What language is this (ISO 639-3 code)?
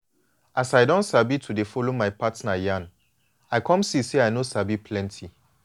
pcm